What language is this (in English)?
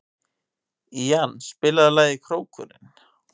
Icelandic